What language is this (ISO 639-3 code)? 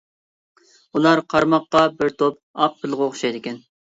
uig